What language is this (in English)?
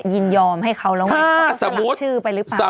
Thai